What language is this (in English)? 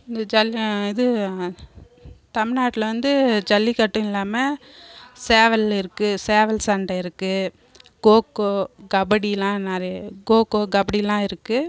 Tamil